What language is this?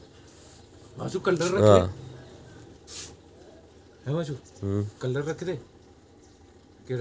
Dogri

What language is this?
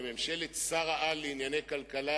Hebrew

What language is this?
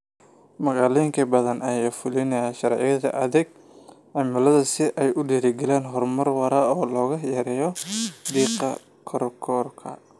Somali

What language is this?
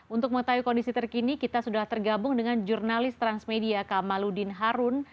Indonesian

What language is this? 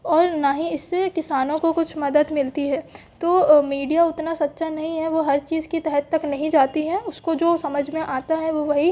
Hindi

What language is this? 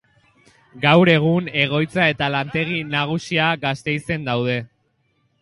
Basque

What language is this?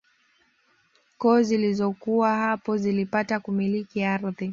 Swahili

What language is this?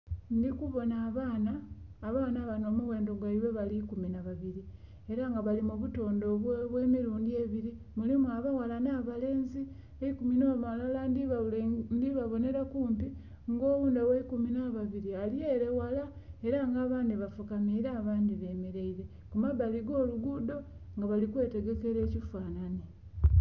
Soga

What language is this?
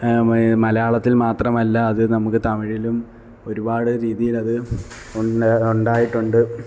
Malayalam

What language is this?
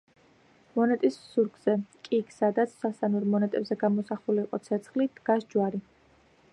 Georgian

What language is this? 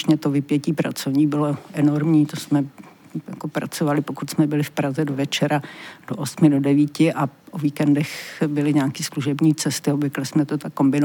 Czech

